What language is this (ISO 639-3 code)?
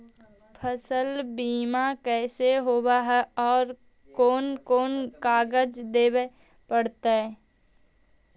mag